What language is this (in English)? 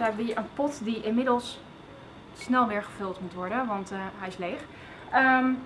Dutch